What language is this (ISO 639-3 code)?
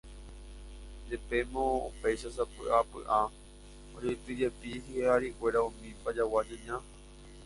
grn